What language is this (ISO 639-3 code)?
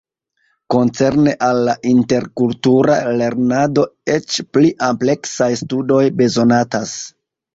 epo